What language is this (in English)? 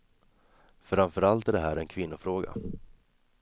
Swedish